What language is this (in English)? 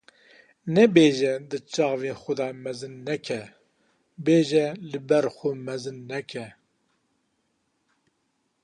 Kurdish